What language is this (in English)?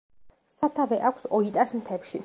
Georgian